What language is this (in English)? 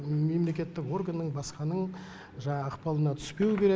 Kazakh